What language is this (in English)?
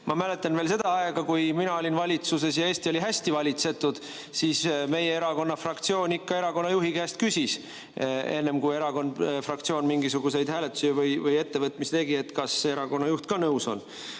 Estonian